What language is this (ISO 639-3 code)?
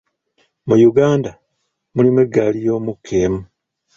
lug